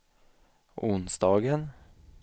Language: Swedish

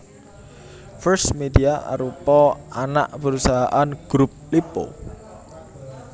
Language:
Javanese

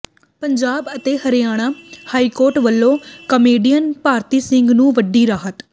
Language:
Punjabi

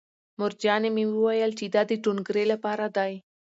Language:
Pashto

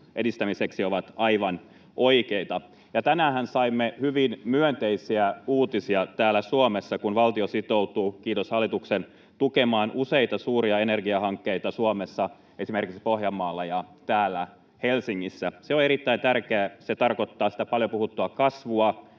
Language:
Finnish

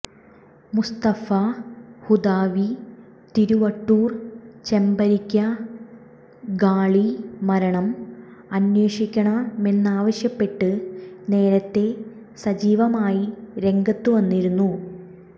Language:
Malayalam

